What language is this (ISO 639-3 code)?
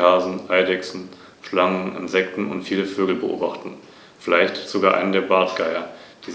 deu